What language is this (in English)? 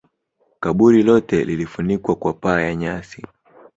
Swahili